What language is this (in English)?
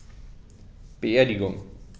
German